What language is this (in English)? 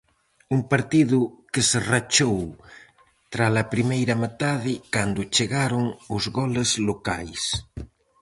Galician